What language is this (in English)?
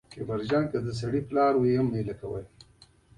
Pashto